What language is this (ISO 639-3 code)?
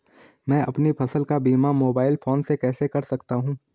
hin